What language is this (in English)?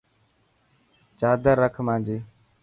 Dhatki